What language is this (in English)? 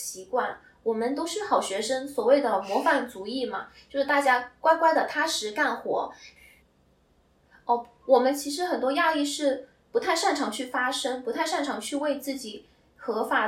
Chinese